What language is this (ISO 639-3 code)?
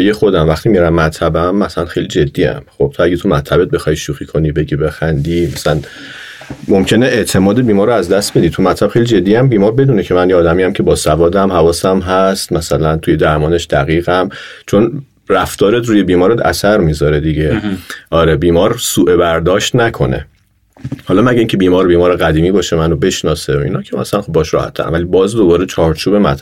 fas